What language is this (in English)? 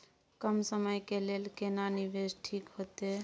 Maithili